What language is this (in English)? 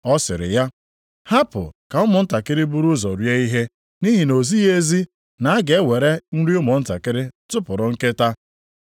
Igbo